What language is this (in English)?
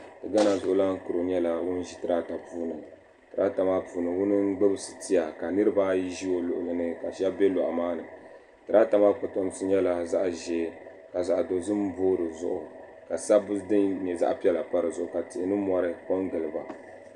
Dagbani